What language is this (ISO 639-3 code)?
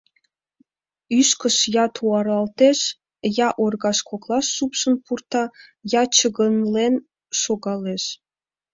chm